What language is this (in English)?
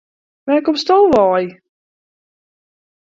Western Frisian